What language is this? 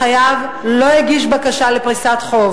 Hebrew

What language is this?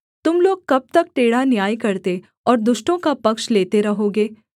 Hindi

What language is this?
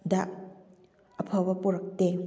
Manipuri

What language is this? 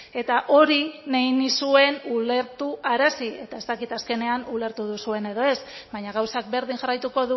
Basque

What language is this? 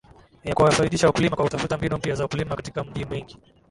Swahili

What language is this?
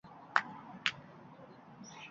Uzbek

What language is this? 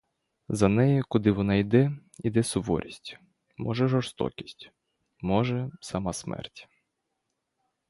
Ukrainian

